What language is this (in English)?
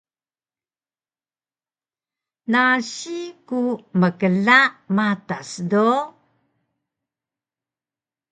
Taroko